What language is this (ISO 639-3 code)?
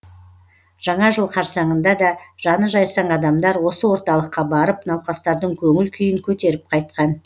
kaz